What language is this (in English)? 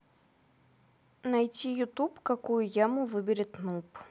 Russian